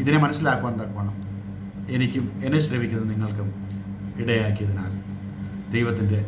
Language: Malayalam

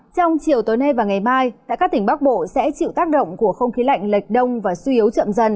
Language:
Vietnamese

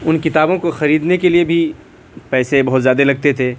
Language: Urdu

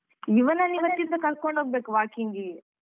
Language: Kannada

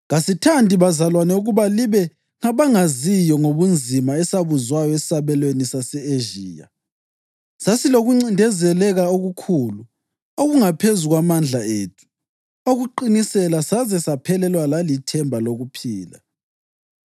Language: North Ndebele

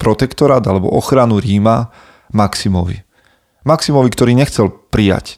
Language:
Slovak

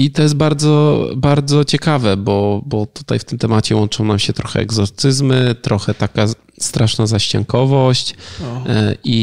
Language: Polish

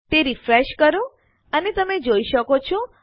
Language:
Gujarati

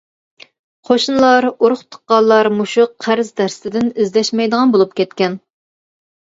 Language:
Uyghur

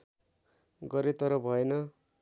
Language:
Nepali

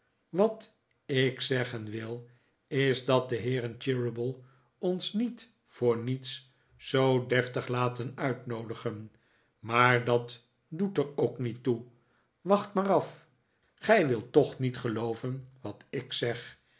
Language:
Dutch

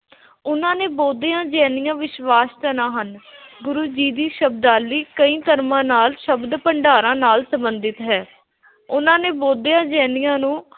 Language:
Punjabi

